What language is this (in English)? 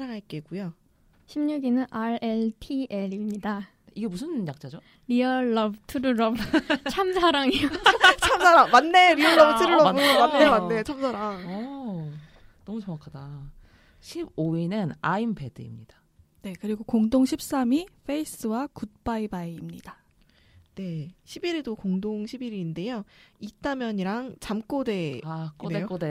Korean